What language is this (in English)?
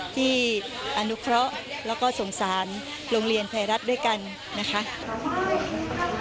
Thai